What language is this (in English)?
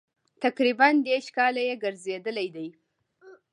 Pashto